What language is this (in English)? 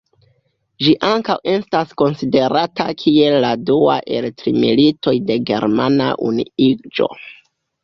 Esperanto